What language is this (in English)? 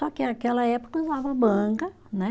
Portuguese